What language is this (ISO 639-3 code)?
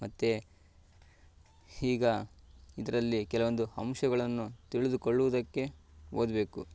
kan